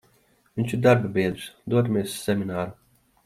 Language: Latvian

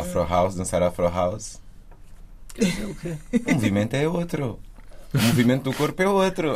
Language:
Portuguese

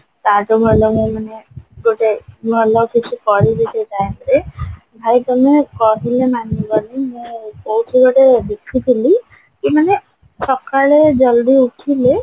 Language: Odia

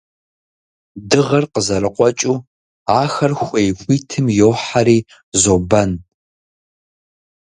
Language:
Kabardian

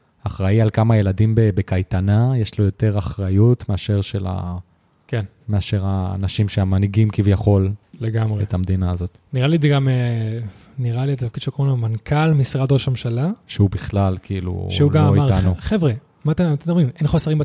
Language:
Hebrew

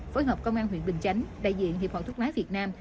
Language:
Vietnamese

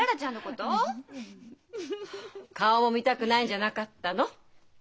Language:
Japanese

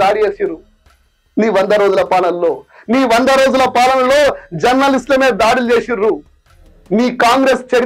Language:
Telugu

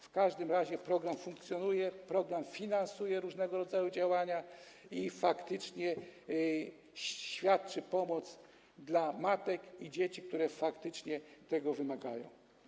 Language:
Polish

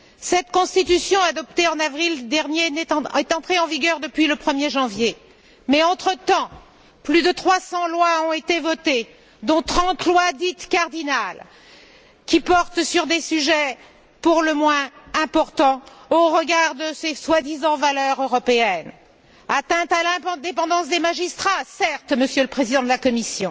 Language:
French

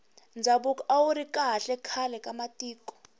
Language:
Tsonga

